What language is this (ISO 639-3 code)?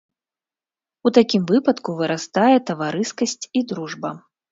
bel